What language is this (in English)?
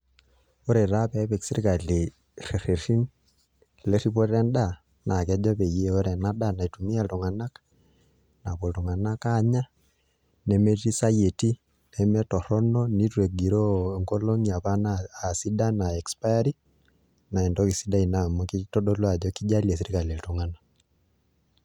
Masai